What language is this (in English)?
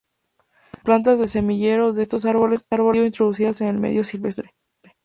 Spanish